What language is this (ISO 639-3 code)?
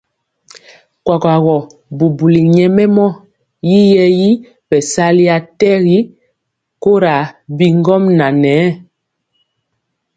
mcx